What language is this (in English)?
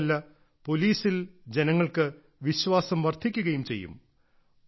Malayalam